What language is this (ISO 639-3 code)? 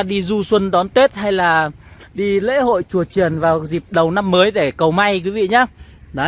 vie